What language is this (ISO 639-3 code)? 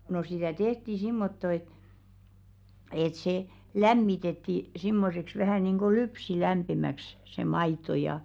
fin